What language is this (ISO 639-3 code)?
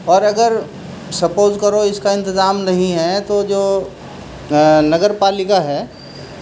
urd